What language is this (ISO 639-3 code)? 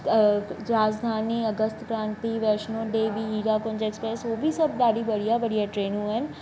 snd